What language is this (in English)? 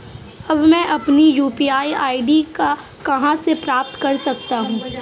Hindi